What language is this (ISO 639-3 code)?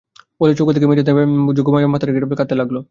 ben